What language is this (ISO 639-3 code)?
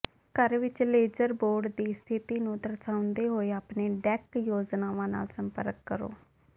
pan